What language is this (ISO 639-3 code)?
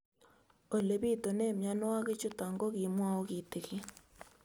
kln